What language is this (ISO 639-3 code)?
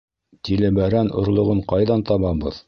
bak